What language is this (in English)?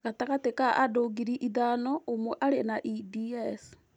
Kikuyu